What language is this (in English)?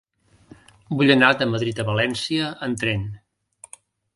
Catalan